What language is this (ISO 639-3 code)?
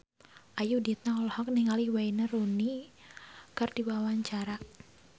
sun